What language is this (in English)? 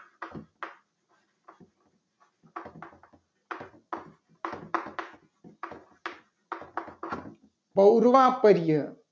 Gujarati